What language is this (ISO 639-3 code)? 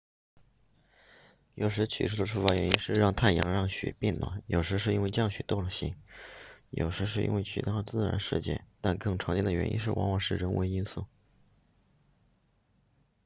zho